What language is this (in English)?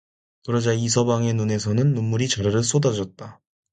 Korean